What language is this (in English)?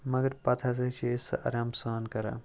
Kashmiri